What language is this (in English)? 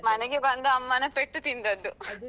Kannada